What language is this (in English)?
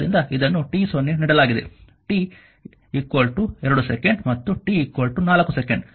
Kannada